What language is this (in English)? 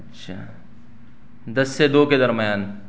Urdu